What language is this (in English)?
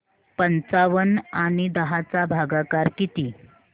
Marathi